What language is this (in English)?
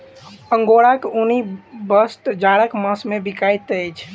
Maithili